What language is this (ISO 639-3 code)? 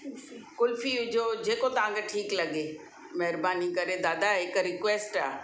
snd